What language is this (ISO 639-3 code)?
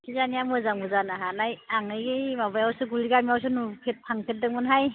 brx